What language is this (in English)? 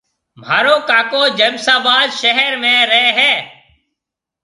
Marwari (Pakistan)